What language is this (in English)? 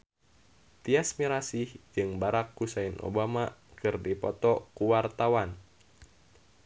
Sundanese